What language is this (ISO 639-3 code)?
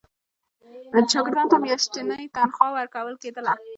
pus